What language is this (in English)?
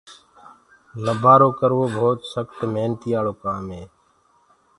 Gurgula